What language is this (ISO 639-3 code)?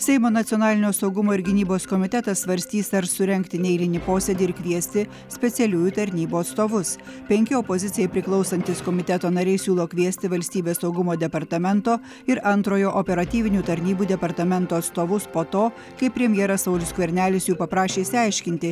lit